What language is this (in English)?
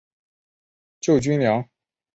Chinese